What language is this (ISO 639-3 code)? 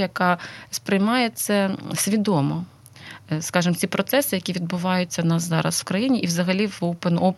ukr